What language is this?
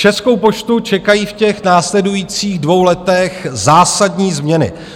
Czech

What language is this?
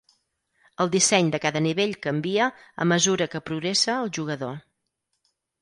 Catalan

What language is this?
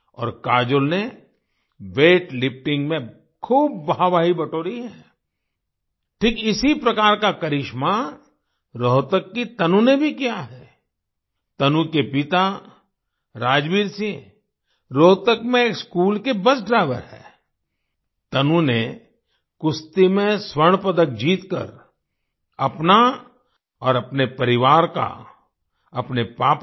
Hindi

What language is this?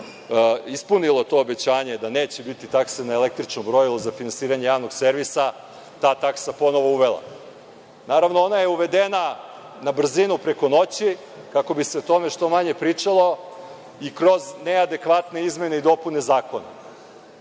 Serbian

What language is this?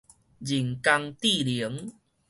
Min Nan Chinese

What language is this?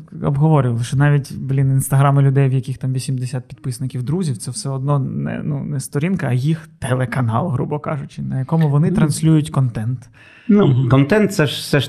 Ukrainian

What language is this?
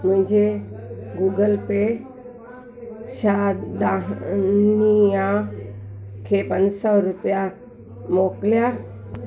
Sindhi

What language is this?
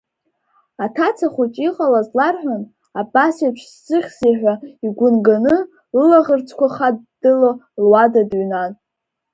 Abkhazian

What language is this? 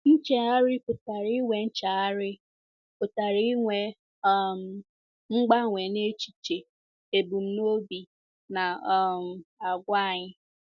Igbo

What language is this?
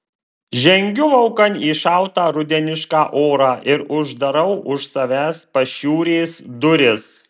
Lithuanian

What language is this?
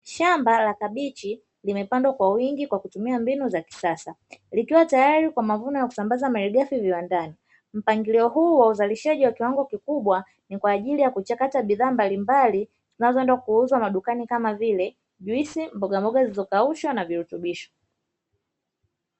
Swahili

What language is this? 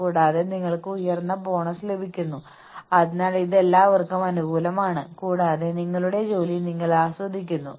Malayalam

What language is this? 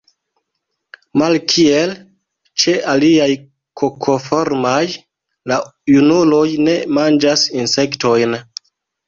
Esperanto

